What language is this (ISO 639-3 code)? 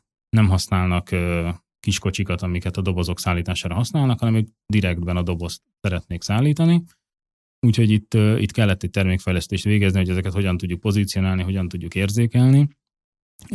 hun